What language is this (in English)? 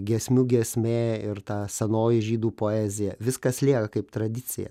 Lithuanian